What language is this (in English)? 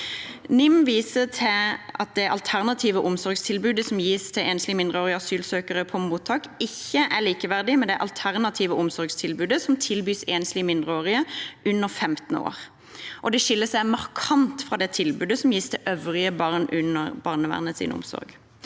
Norwegian